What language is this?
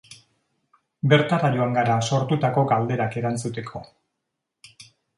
Basque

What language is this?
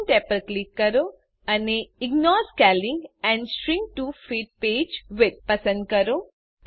Gujarati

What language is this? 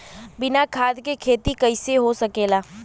Bhojpuri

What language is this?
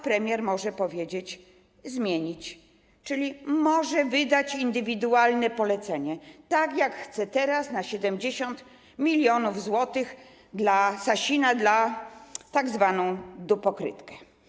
Polish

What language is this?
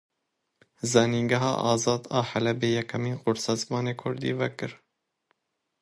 Kurdish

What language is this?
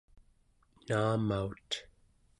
Central Yupik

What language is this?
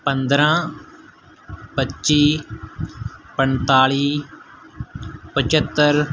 Punjabi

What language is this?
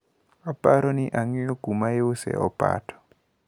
Luo (Kenya and Tanzania)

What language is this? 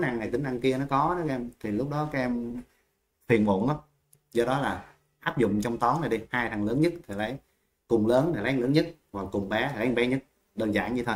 Vietnamese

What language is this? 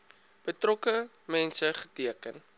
Afrikaans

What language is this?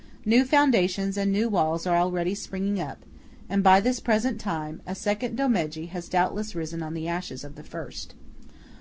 English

